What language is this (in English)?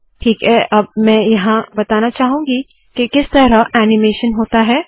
Hindi